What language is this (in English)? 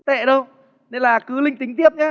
Vietnamese